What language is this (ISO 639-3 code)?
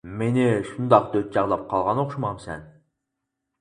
uig